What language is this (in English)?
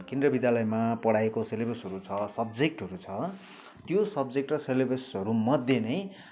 Nepali